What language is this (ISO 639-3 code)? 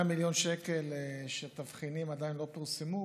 heb